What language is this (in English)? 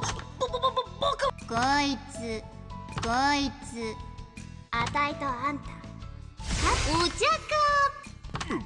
Japanese